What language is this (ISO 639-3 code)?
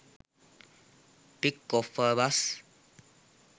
sin